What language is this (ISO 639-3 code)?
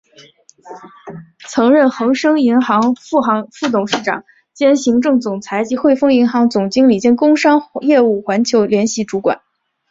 zho